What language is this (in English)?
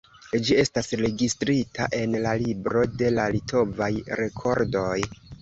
Esperanto